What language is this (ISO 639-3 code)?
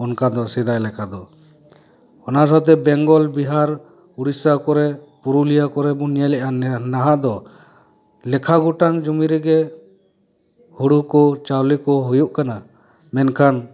sat